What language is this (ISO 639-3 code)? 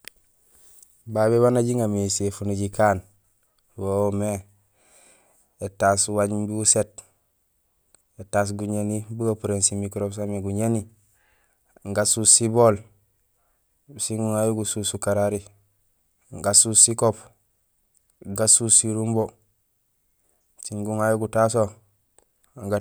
gsl